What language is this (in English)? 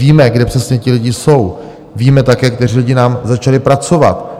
Czech